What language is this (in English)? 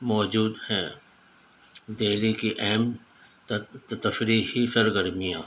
Urdu